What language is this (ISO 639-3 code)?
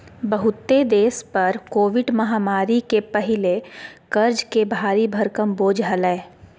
mag